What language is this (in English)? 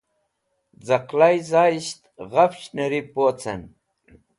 Wakhi